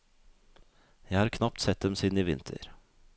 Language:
Norwegian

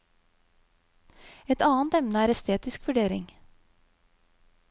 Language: Norwegian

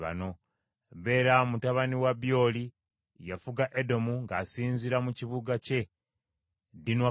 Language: Ganda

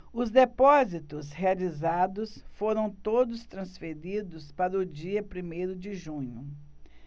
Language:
Portuguese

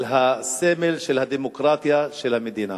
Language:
Hebrew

